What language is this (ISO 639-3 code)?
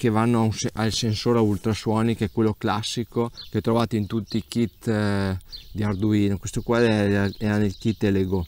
ita